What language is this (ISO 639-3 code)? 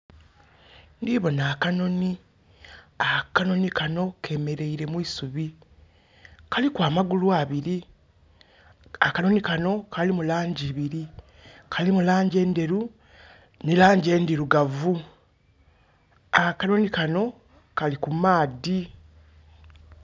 xog